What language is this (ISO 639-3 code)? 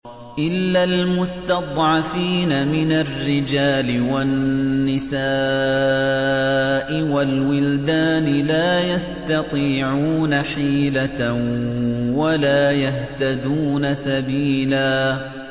ara